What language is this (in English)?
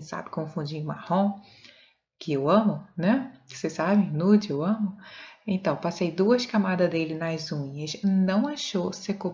Portuguese